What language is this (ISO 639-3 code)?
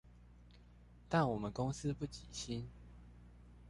zho